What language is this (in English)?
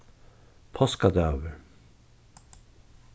Faroese